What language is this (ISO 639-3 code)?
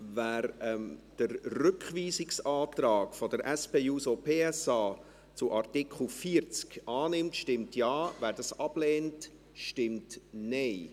gsw